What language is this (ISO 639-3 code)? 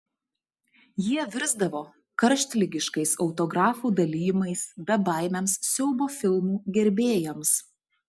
lit